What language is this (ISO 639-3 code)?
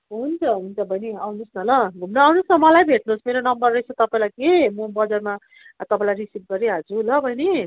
nep